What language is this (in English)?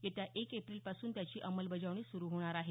Marathi